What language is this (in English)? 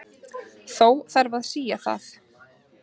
Icelandic